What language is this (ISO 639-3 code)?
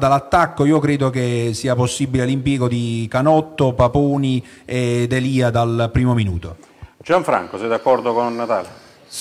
ita